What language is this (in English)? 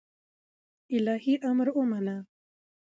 Pashto